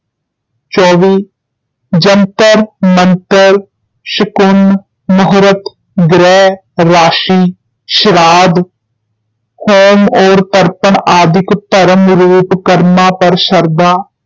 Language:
Punjabi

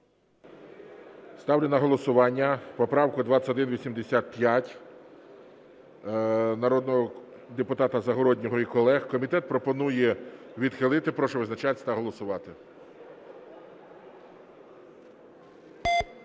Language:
Ukrainian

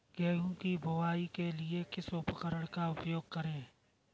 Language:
Hindi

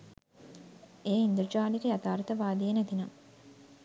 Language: Sinhala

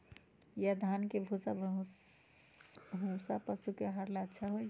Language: Magahi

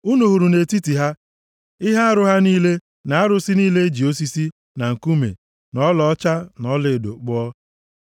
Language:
Igbo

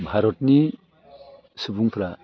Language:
Bodo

